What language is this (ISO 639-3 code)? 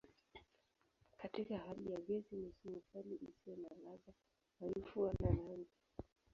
swa